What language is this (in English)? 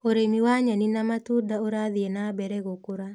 Kikuyu